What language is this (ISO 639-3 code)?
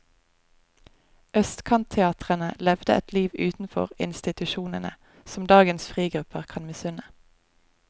nor